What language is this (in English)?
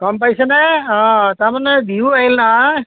Assamese